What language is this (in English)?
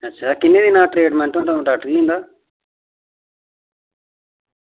Dogri